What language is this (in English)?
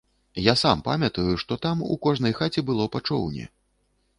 Belarusian